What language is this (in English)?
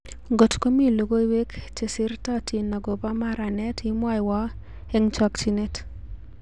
Kalenjin